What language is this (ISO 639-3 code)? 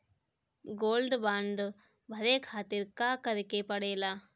bho